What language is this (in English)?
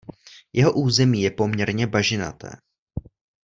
Czech